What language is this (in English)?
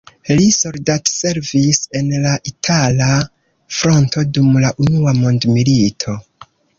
Esperanto